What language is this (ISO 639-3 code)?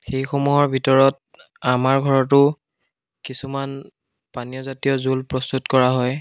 asm